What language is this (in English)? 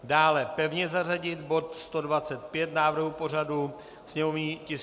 Czech